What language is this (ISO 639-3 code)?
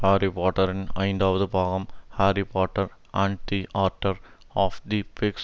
tam